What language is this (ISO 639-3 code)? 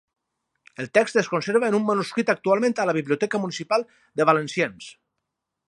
cat